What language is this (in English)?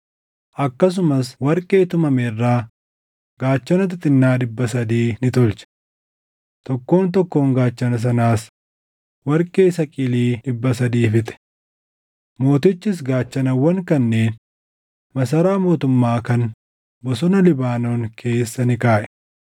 Oromo